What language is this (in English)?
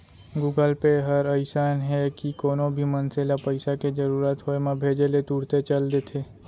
Chhattisgarhi